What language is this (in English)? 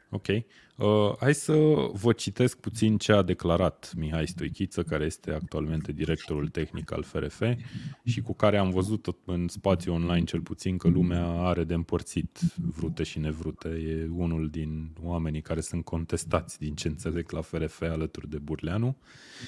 Romanian